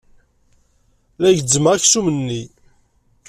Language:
Kabyle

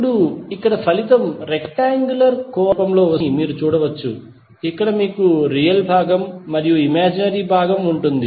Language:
Telugu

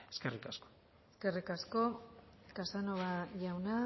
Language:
Basque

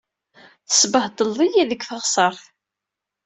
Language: Kabyle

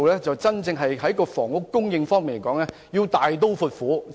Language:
Cantonese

